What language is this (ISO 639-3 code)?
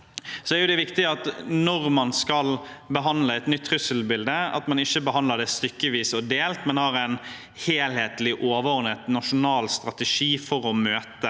nor